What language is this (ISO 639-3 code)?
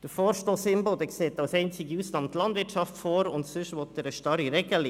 gsw